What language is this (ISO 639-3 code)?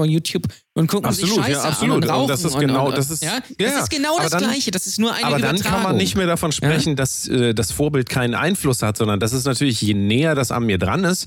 deu